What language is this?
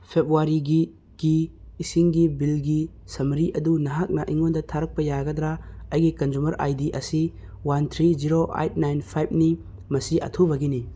Manipuri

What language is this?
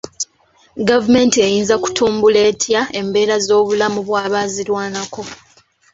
Ganda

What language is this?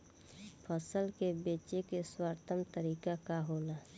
Bhojpuri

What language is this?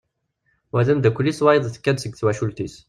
Kabyle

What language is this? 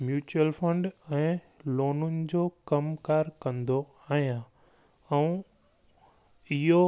Sindhi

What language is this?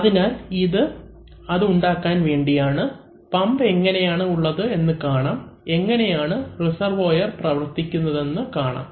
Malayalam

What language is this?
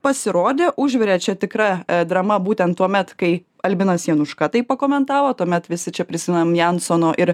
Lithuanian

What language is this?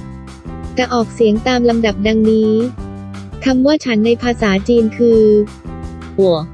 Thai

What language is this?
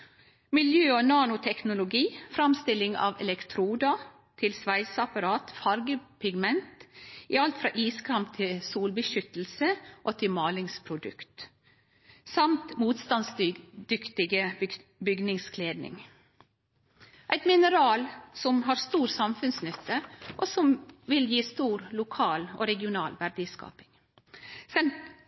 Norwegian Nynorsk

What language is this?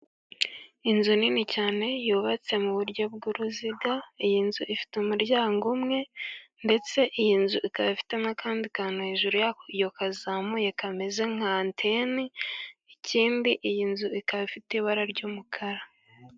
Kinyarwanda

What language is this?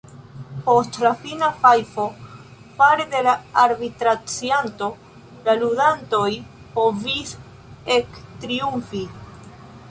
Esperanto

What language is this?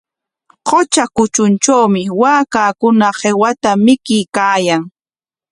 Corongo Ancash Quechua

